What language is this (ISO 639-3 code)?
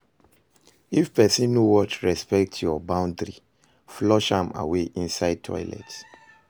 pcm